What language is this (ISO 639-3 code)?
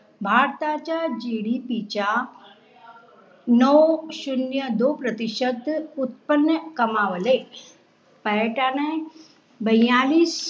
mar